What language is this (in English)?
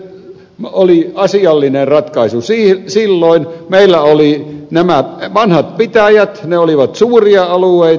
Finnish